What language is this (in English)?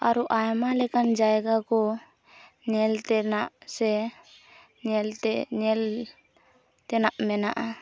Santali